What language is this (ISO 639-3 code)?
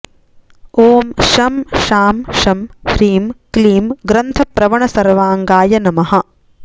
san